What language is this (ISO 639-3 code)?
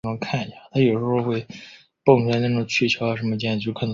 zho